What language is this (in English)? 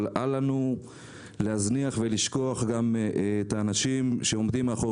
Hebrew